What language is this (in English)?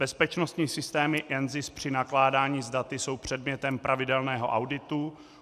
Czech